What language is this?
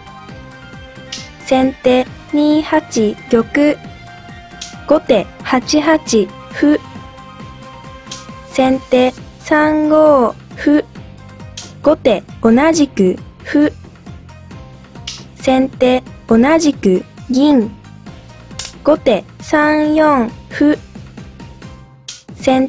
Japanese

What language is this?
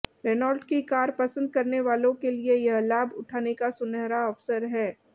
Hindi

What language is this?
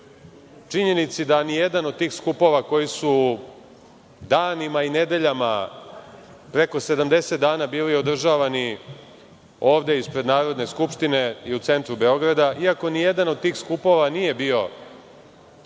Serbian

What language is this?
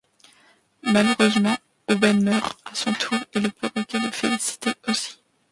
French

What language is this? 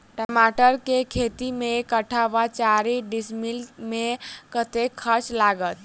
Maithili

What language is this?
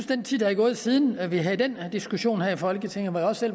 Danish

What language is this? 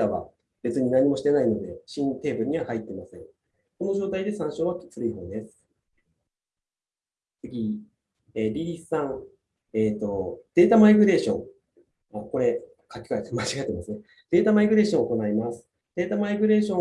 Japanese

